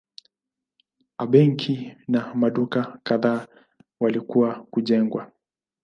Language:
Swahili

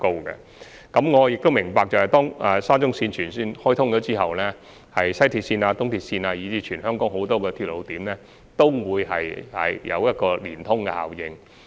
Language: Cantonese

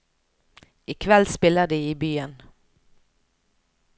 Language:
Norwegian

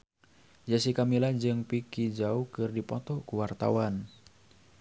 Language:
Sundanese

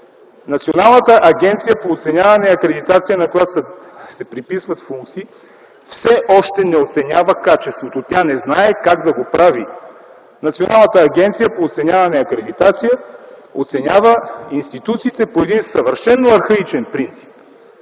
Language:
Bulgarian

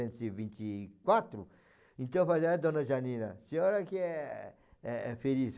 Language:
Portuguese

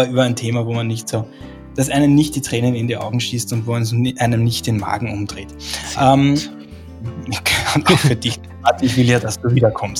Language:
German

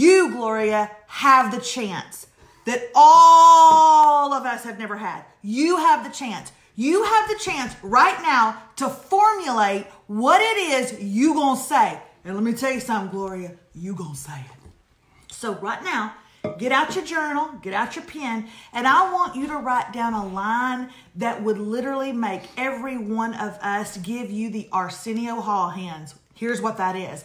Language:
English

